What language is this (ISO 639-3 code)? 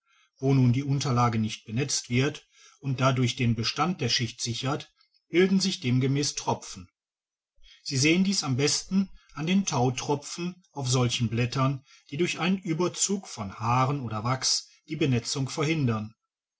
deu